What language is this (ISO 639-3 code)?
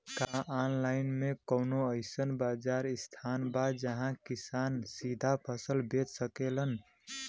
bho